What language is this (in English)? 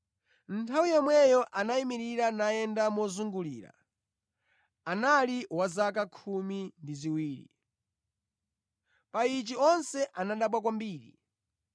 Nyanja